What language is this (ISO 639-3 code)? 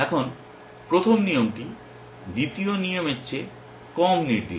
ben